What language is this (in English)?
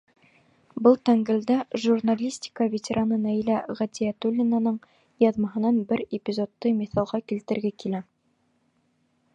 Bashkir